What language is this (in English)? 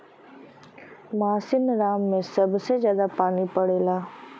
Bhojpuri